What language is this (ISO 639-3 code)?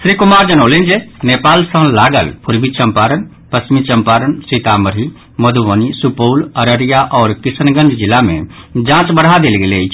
mai